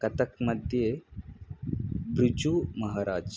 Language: Sanskrit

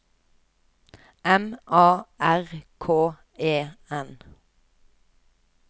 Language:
Norwegian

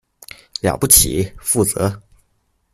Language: Chinese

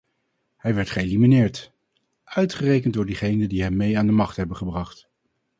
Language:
Dutch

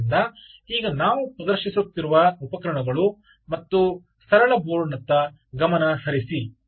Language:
Kannada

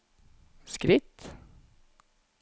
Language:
Norwegian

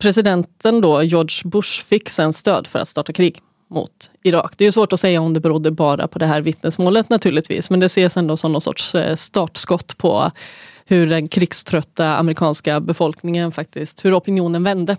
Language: Swedish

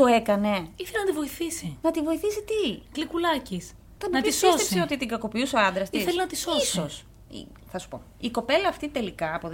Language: Greek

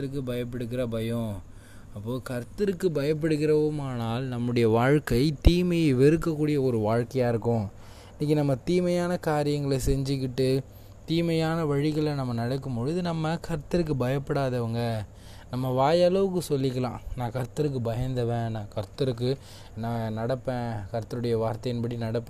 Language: Tamil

